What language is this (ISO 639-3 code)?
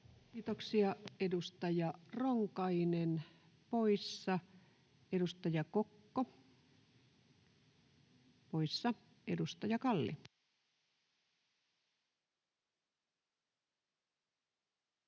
fin